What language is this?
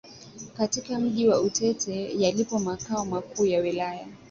Swahili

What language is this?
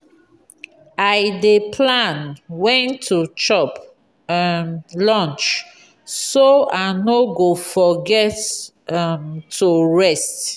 Nigerian Pidgin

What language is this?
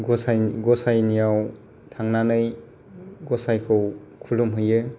Bodo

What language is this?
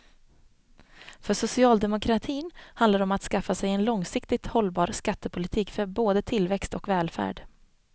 Swedish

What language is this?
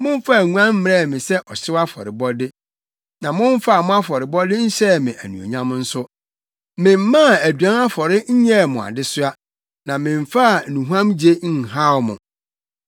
Akan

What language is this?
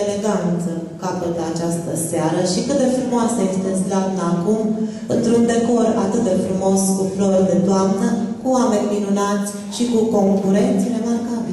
Romanian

